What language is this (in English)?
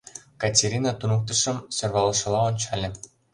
Mari